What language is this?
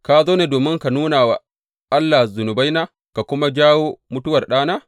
Hausa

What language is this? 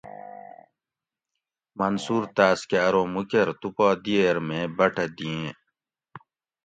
Gawri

